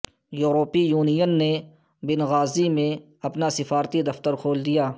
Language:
Urdu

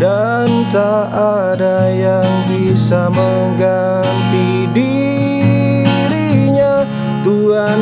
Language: Indonesian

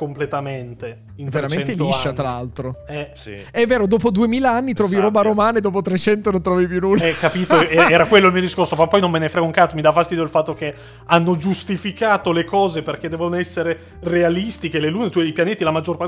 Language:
Italian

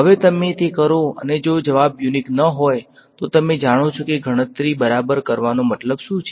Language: Gujarati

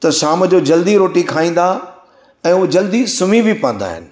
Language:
Sindhi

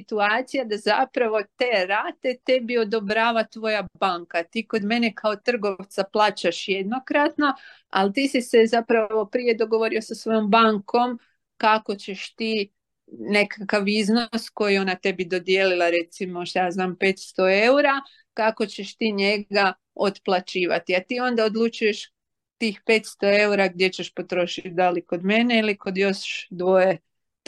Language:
Croatian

